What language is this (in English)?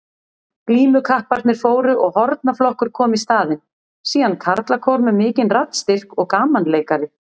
Icelandic